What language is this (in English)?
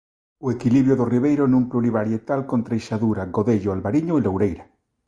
Galician